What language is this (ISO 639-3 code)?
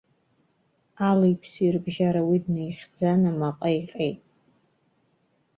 abk